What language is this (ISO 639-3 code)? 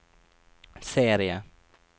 nor